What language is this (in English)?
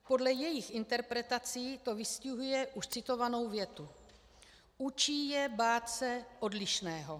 Czech